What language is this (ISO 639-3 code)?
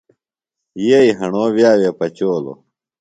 phl